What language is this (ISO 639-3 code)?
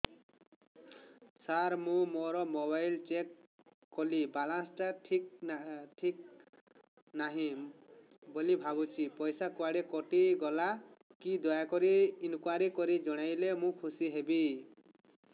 ori